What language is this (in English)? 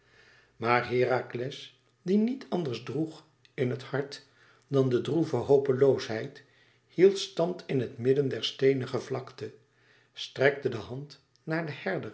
Dutch